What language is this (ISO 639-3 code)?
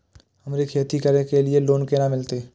mai